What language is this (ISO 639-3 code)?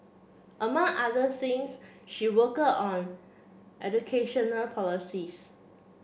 eng